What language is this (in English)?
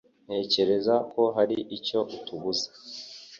Kinyarwanda